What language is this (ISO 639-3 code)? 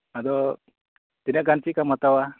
sat